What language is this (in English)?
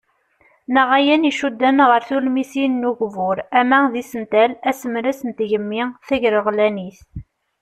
Kabyle